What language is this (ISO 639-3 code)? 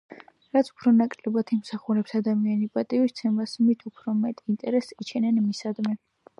kat